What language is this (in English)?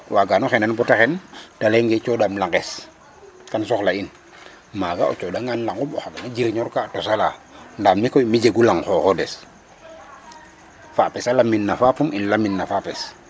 Serer